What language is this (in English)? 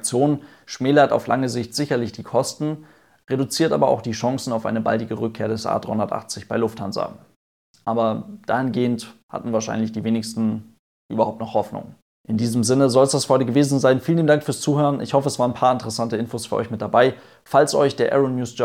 German